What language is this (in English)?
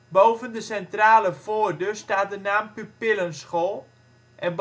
Dutch